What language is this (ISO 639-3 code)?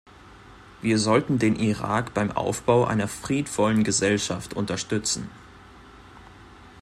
deu